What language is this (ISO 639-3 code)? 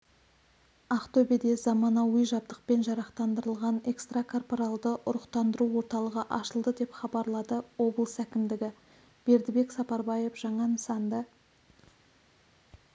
kaz